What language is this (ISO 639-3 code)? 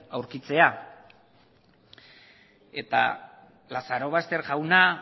eus